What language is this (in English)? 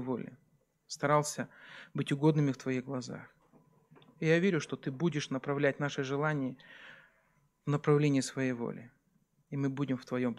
Russian